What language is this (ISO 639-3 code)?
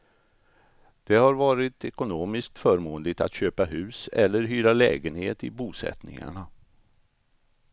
swe